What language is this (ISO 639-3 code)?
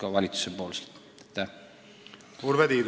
est